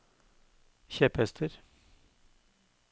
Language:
Norwegian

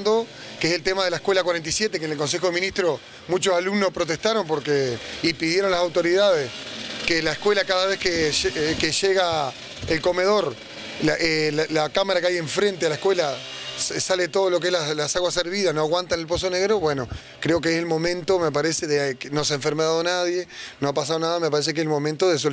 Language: Spanish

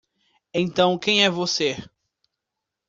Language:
Portuguese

